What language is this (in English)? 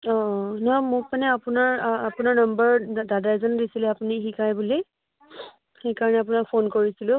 Assamese